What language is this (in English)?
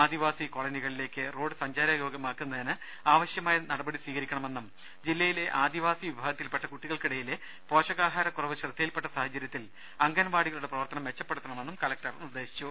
Malayalam